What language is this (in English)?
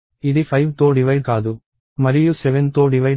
Telugu